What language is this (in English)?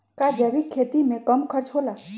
Magahi